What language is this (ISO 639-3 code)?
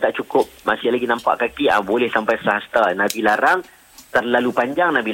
msa